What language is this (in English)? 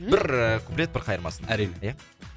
Kazakh